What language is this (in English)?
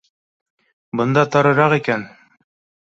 Bashkir